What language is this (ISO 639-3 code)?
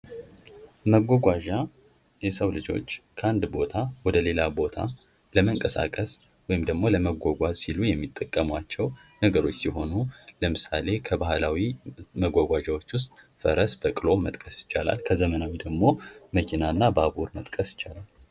amh